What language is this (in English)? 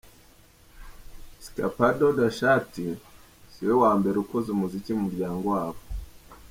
Kinyarwanda